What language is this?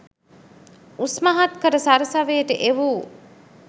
Sinhala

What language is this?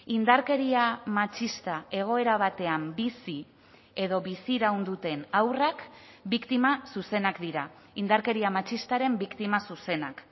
Basque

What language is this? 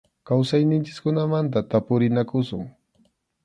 Arequipa-La Unión Quechua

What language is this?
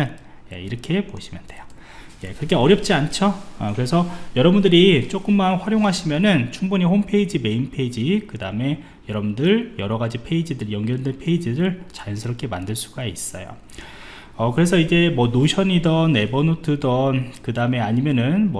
Korean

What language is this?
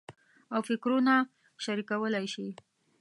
Pashto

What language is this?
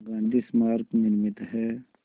Hindi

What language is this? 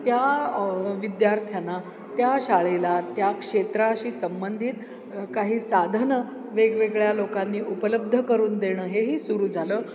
Marathi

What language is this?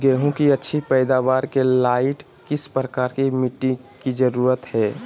Magahi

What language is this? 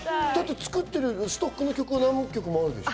Japanese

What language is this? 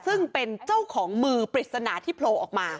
Thai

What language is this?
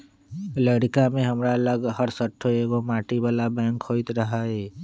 Magahi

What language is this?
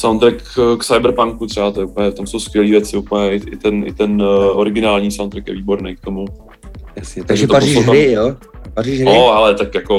Czech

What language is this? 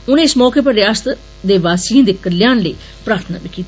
Dogri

